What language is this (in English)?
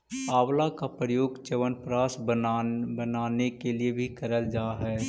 Magahi